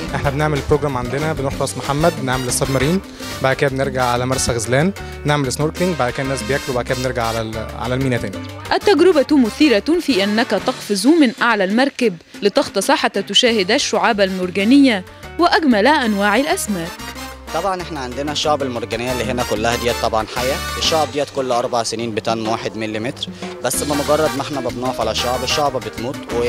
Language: Arabic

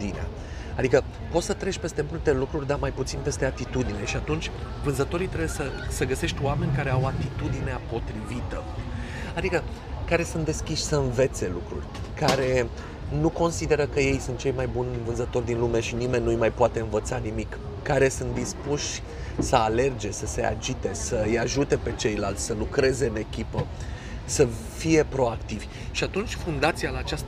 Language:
Romanian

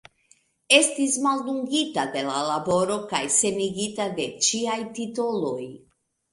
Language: Esperanto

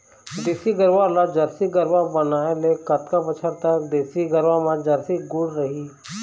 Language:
Chhattisgarhi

